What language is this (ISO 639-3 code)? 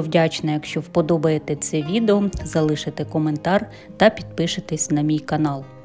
ukr